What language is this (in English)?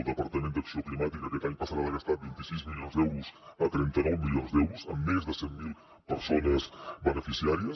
Catalan